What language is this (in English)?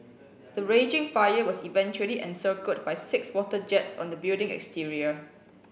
English